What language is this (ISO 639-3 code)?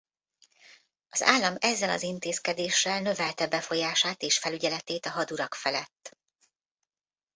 hun